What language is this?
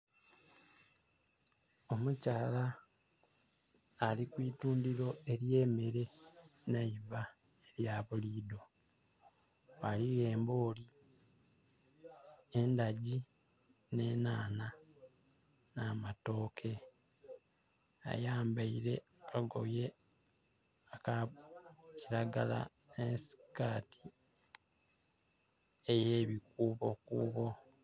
Soga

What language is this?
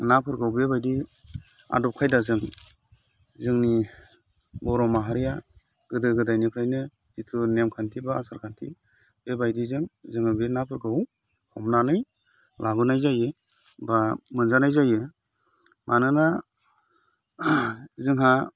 Bodo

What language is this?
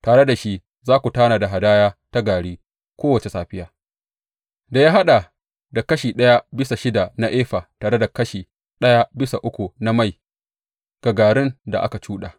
Hausa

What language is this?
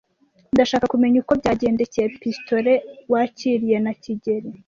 Kinyarwanda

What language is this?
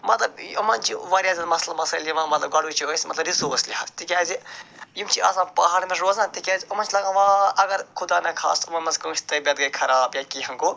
Kashmiri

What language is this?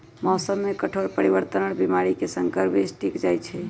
Magahi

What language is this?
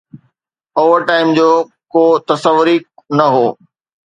Sindhi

